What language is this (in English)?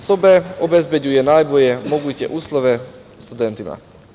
Serbian